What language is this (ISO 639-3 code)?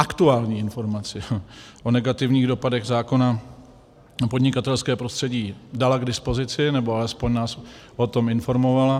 ces